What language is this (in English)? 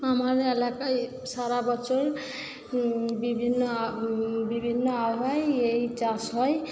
Bangla